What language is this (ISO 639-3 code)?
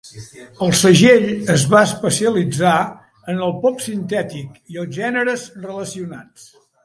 cat